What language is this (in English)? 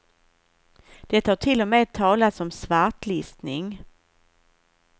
Swedish